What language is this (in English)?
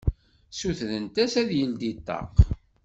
Kabyle